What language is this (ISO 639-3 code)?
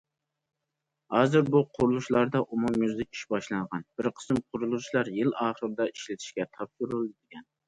uig